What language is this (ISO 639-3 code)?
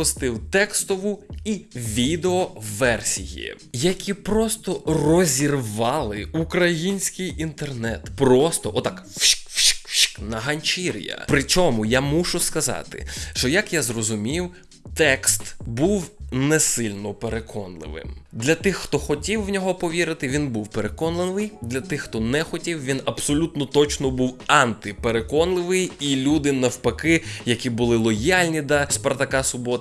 ukr